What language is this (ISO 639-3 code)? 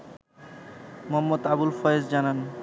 ben